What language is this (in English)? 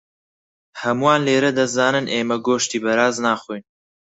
Central Kurdish